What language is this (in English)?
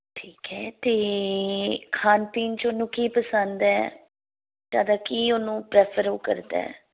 Punjabi